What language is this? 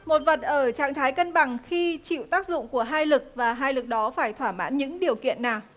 Vietnamese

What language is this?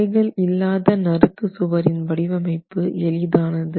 Tamil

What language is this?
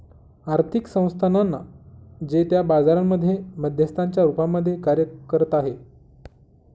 Marathi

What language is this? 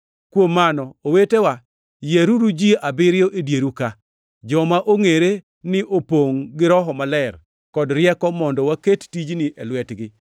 Luo (Kenya and Tanzania)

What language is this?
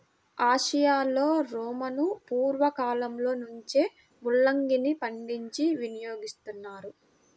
Telugu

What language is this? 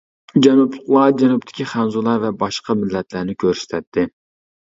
Uyghur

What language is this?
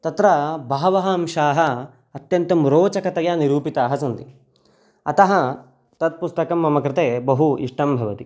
Sanskrit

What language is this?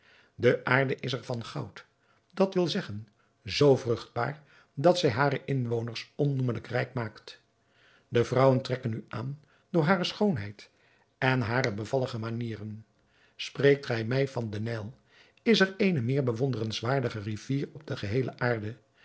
Dutch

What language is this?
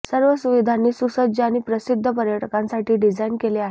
Marathi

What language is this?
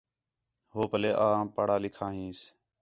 Khetrani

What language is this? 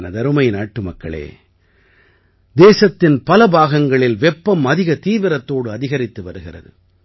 Tamil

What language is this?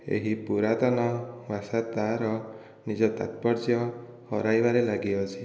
Odia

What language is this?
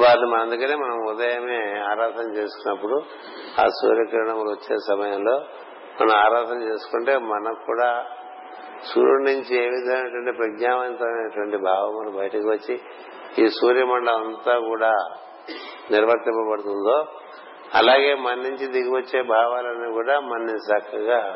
Telugu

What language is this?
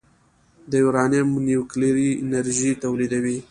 Pashto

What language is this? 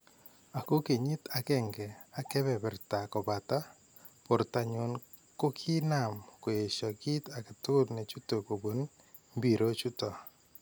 Kalenjin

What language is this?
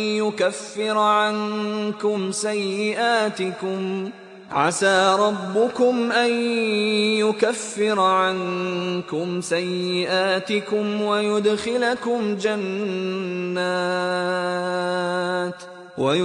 Arabic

